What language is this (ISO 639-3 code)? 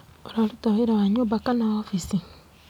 kik